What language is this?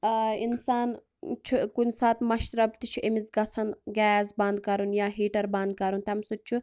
Kashmiri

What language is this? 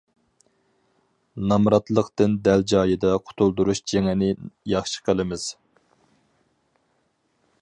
Uyghur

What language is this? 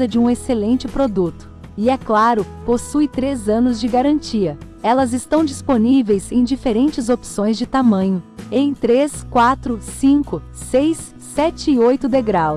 Portuguese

